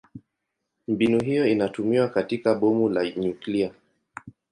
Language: Swahili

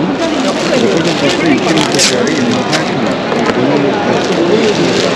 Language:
Korean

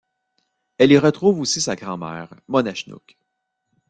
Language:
French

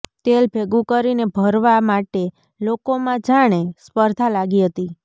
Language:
Gujarati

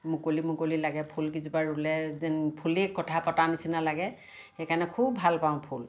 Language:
Assamese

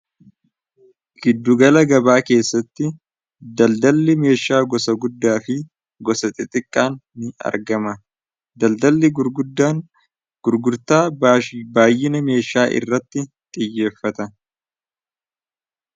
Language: Oromo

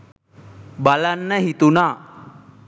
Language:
Sinhala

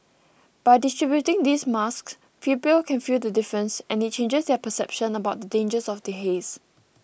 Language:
English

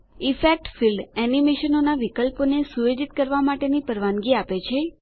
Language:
Gujarati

